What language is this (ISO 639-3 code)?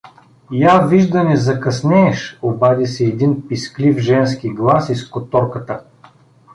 bul